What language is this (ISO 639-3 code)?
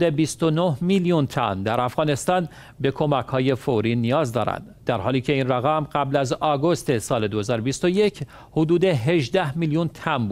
fas